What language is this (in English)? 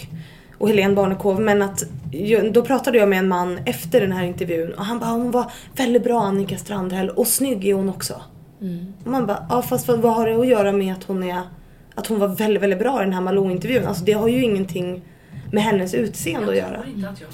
Swedish